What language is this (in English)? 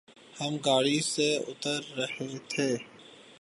Urdu